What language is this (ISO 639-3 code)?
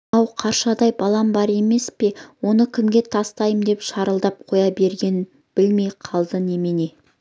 kaz